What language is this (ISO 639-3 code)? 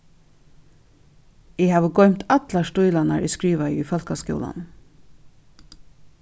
fao